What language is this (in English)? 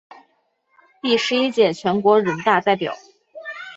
Chinese